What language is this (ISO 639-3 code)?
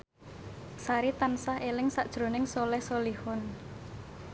jav